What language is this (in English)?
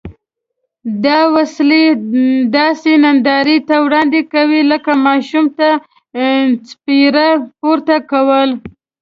Pashto